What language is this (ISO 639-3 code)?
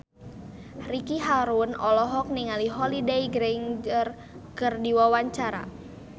sun